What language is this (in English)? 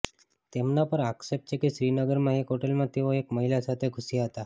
Gujarati